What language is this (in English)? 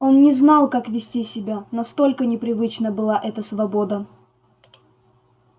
Russian